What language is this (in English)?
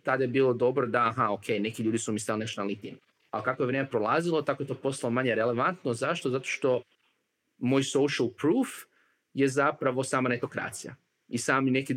Croatian